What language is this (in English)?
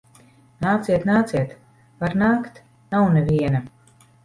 Latvian